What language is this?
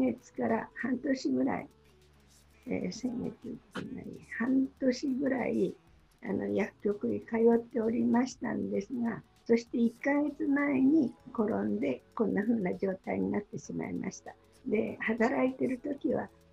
Japanese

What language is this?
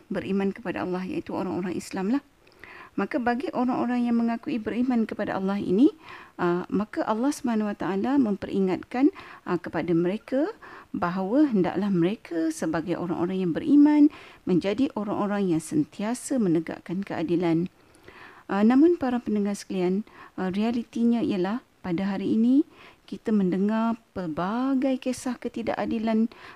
Malay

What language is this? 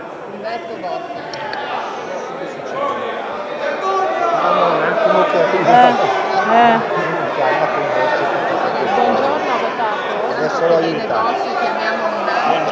Italian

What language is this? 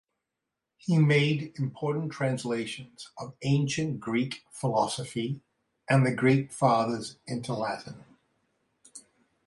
English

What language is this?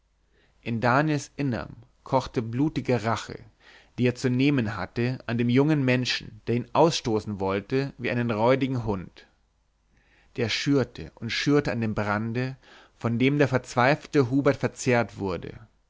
German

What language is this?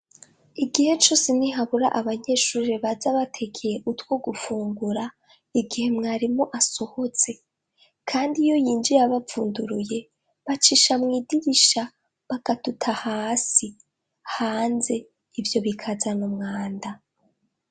Rundi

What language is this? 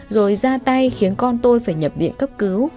Vietnamese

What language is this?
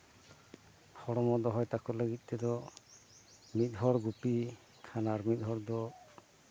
Santali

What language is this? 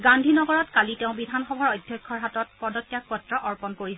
Assamese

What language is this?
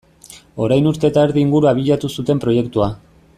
Basque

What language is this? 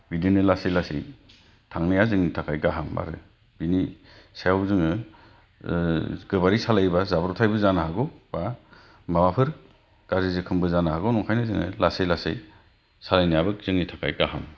Bodo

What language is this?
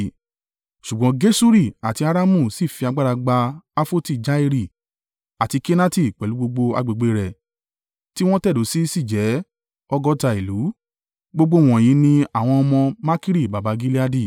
Yoruba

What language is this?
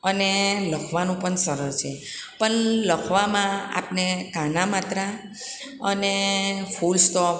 Gujarati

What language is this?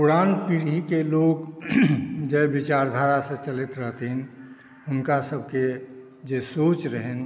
Maithili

